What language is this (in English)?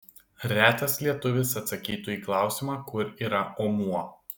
Lithuanian